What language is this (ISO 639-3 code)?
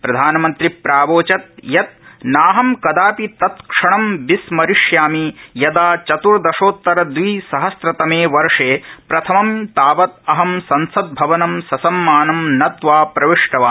san